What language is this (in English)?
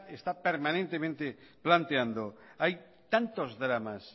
Spanish